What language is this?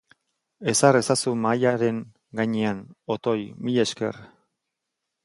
Basque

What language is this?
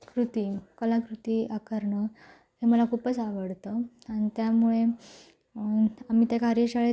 Marathi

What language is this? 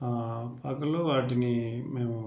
Telugu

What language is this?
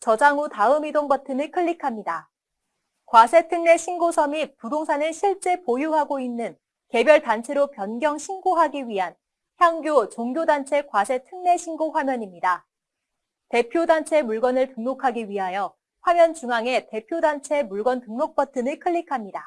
Korean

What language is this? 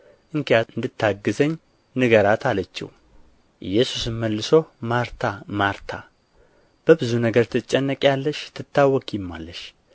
Amharic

